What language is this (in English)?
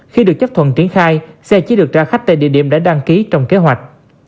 Vietnamese